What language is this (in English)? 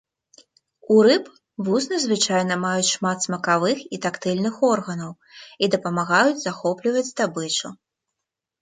Belarusian